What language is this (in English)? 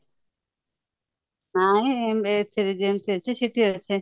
Odia